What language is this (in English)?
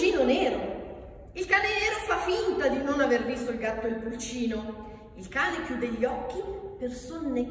Italian